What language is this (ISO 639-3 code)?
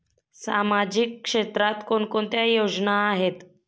mar